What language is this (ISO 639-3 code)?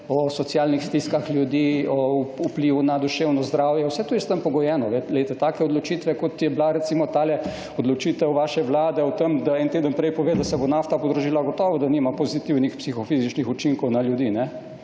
slv